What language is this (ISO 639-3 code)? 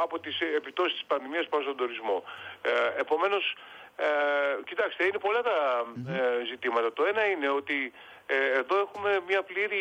ell